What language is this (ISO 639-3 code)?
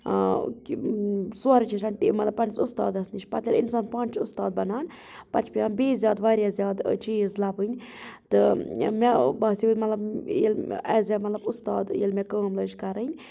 kas